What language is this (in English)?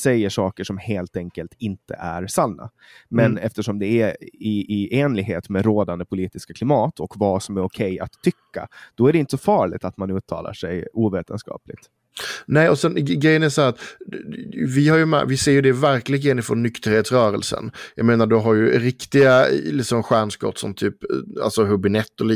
Swedish